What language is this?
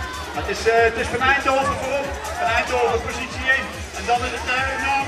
Dutch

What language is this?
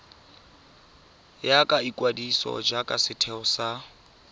Tswana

